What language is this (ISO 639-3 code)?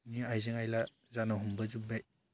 brx